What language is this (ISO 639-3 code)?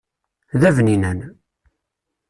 kab